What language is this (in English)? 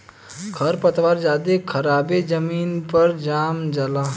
Bhojpuri